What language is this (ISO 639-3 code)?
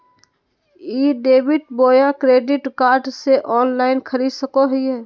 mag